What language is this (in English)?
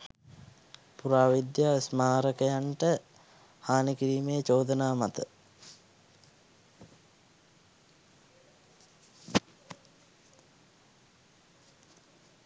Sinhala